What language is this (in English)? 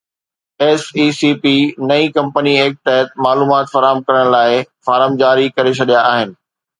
Sindhi